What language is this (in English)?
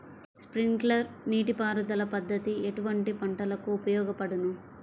Telugu